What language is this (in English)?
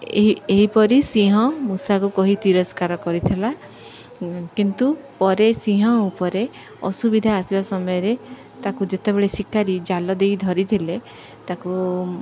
Odia